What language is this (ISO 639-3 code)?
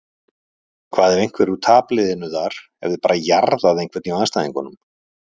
isl